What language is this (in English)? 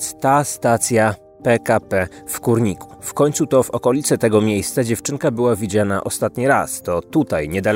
Polish